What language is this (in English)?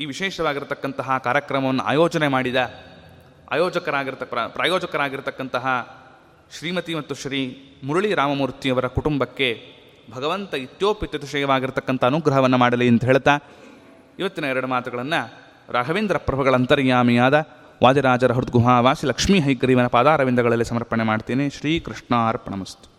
Kannada